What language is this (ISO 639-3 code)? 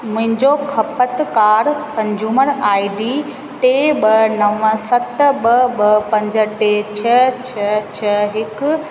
snd